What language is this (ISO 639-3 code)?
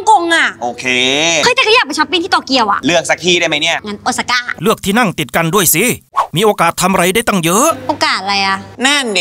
tha